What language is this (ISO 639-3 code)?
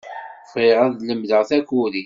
kab